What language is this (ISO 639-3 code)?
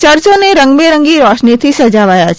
guj